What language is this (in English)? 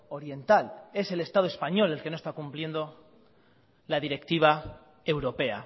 Spanish